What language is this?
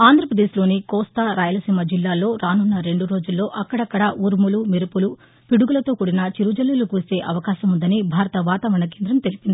Telugu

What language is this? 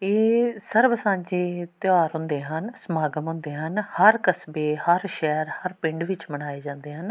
Punjabi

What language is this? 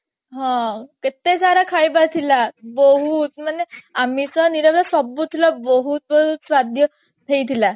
Odia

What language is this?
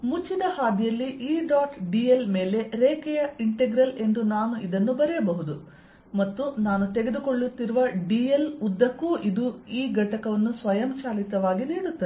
Kannada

